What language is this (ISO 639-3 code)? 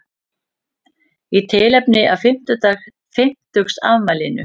isl